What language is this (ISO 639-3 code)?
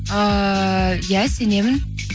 kaz